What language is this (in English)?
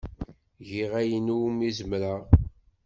Kabyle